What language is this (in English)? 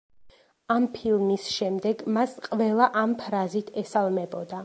Georgian